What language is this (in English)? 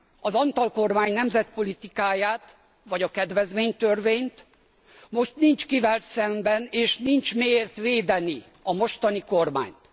Hungarian